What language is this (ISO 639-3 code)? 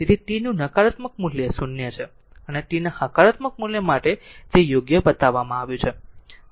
guj